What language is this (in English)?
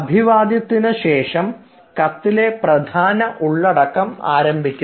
Malayalam